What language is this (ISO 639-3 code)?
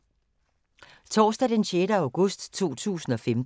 dan